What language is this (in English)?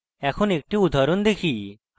Bangla